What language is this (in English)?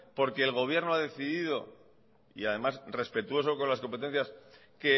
Spanish